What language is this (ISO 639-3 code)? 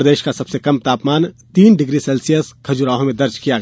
hin